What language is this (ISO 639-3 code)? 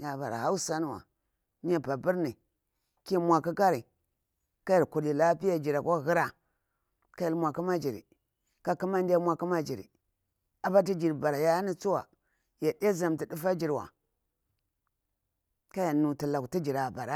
bwr